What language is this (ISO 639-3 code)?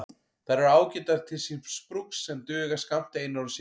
isl